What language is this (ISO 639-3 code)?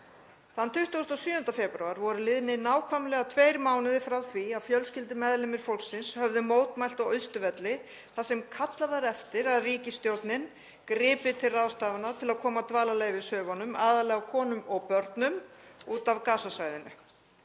isl